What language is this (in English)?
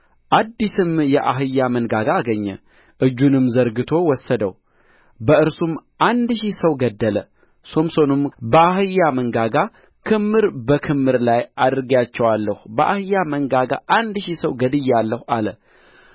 Amharic